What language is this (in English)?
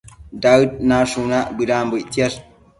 Matsés